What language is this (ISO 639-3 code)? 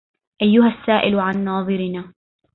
ara